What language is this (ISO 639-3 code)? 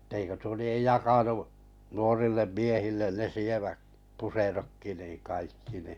fin